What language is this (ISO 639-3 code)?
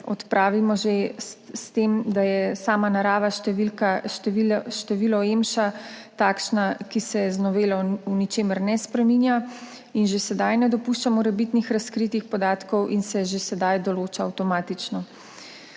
slv